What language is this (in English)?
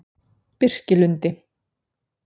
Icelandic